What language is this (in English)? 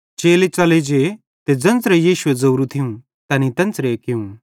Bhadrawahi